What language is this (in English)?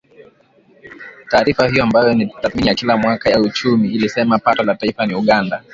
Swahili